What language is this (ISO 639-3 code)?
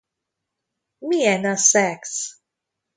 hun